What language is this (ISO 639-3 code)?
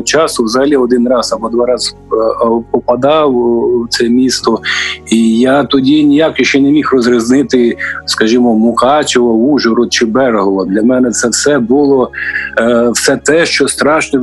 ukr